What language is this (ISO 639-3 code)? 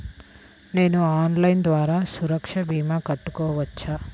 tel